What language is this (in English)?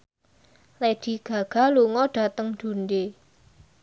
Javanese